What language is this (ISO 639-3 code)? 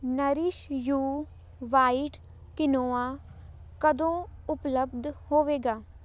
pan